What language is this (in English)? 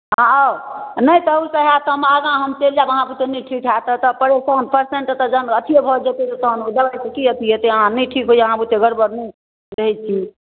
Maithili